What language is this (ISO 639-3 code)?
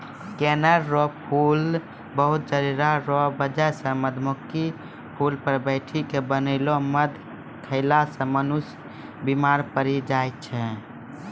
mai